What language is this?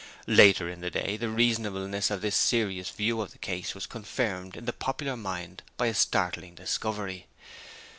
English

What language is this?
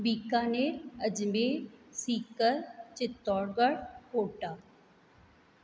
Sindhi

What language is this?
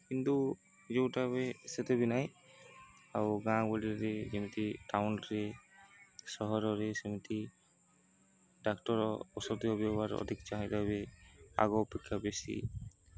Odia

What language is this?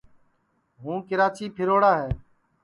Sansi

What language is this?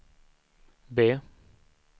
Swedish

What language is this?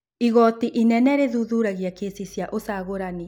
Kikuyu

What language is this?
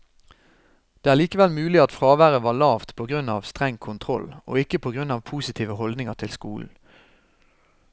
Norwegian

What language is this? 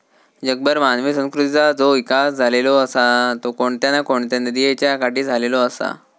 Marathi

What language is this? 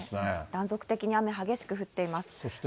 Japanese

